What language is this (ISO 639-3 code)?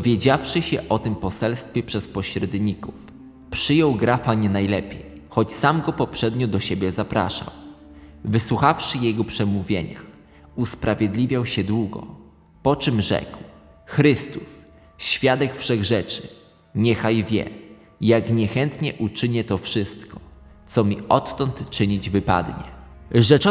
pol